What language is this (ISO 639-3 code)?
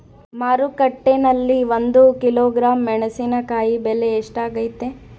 kan